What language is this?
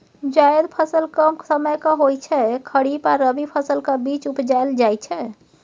Maithili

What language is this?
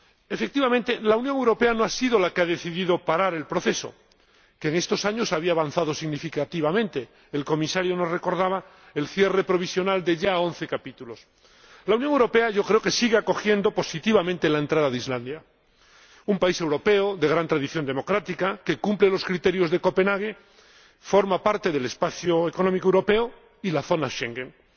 Spanish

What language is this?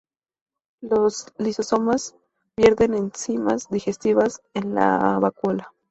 Spanish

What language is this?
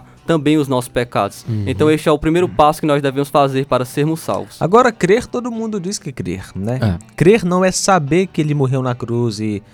Portuguese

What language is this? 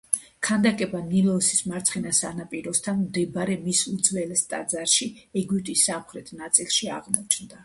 Georgian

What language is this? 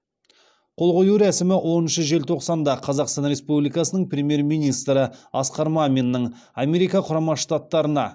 Kazakh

